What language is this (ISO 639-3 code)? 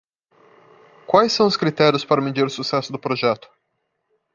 por